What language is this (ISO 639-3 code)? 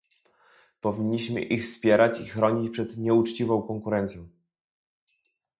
pol